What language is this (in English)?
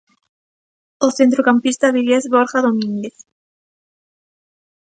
Galician